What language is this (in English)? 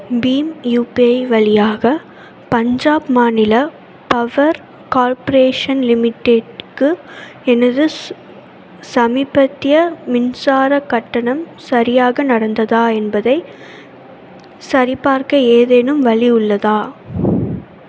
Tamil